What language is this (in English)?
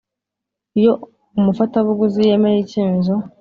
Kinyarwanda